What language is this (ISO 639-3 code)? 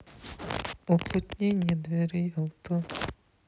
rus